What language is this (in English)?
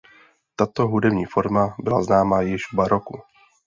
Czech